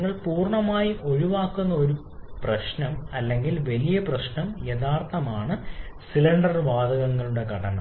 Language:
Malayalam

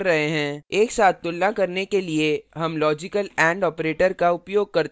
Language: Hindi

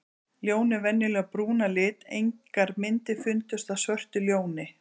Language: Icelandic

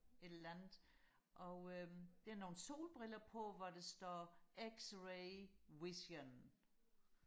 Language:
Danish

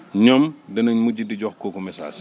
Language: Wolof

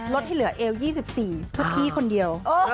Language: Thai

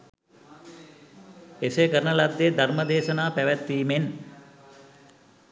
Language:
Sinhala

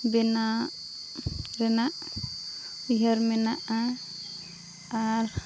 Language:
Santali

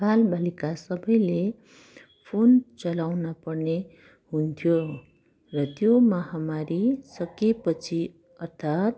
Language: Nepali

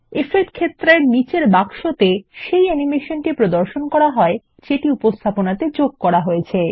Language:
Bangla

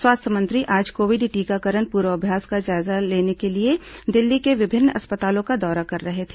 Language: Hindi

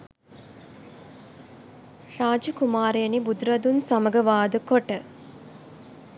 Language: Sinhala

